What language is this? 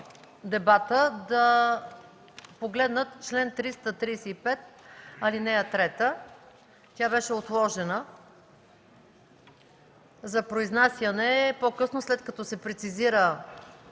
Bulgarian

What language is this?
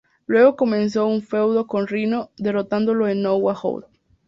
Spanish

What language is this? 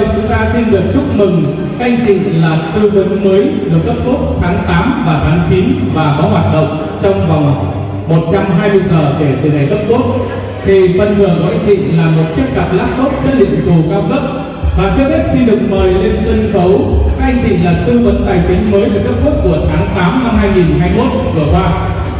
Vietnamese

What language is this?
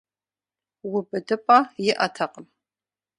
Kabardian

